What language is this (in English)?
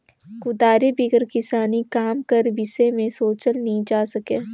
Chhattisgarhi